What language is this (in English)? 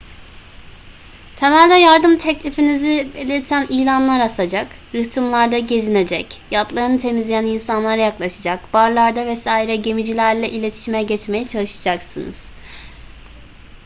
Turkish